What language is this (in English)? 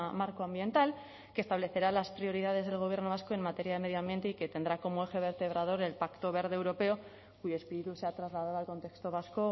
Spanish